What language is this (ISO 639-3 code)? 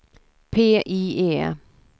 swe